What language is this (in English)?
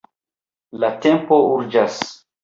Esperanto